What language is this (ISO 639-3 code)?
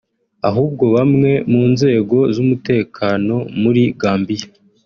kin